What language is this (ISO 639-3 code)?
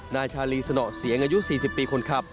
tha